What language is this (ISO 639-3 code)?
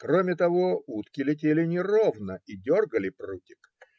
rus